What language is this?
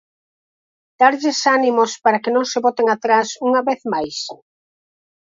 Galician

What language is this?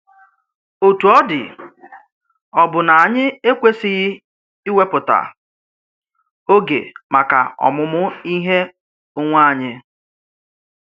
Igbo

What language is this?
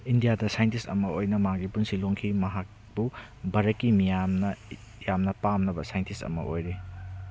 Manipuri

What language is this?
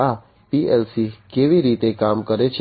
Gujarati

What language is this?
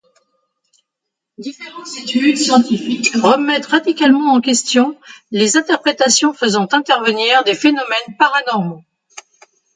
French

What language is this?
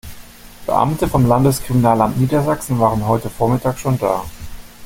German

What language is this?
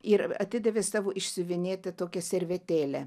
Lithuanian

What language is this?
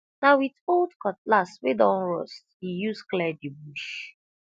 Nigerian Pidgin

